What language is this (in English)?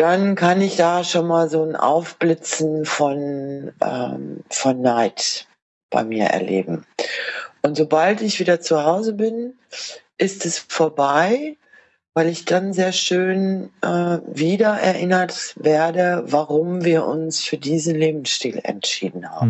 German